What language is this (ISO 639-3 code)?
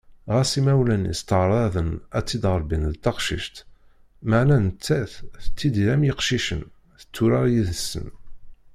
kab